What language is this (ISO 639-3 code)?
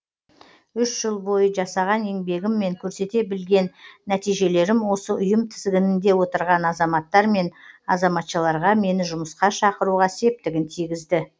kaz